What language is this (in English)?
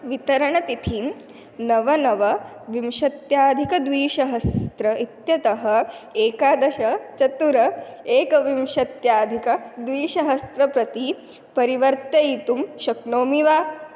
Sanskrit